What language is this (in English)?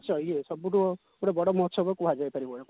Odia